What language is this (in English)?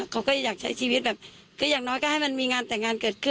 Thai